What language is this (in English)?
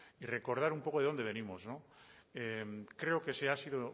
Spanish